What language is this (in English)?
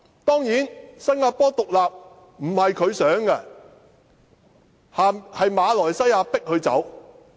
Cantonese